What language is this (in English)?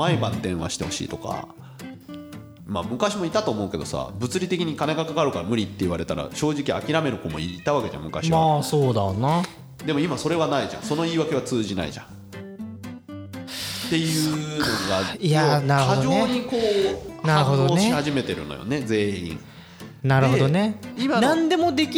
Japanese